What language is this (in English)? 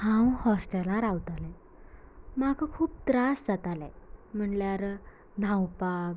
Konkani